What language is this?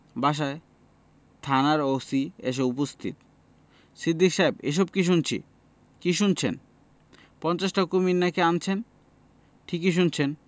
Bangla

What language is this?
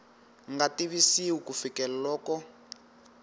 Tsonga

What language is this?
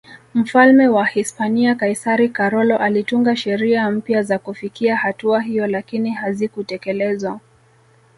Swahili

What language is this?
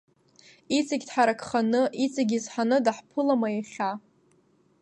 Abkhazian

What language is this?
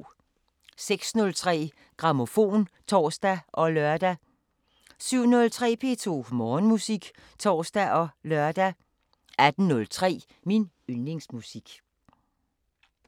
Danish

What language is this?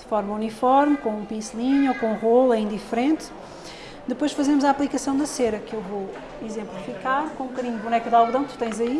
Portuguese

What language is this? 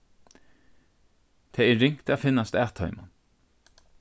Faroese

